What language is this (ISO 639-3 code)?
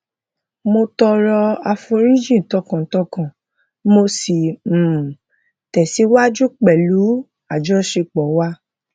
yor